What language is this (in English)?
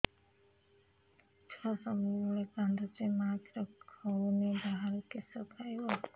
Odia